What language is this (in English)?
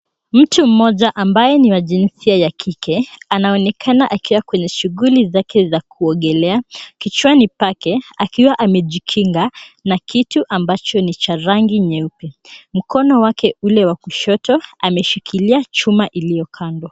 Swahili